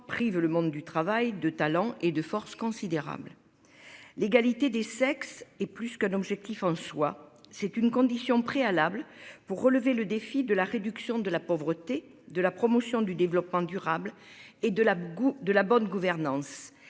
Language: French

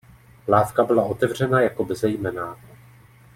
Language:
Czech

